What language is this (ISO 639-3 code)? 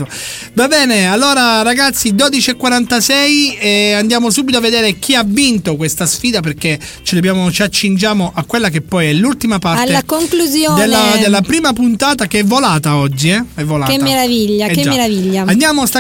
ita